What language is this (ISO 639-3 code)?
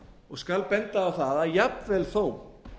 isl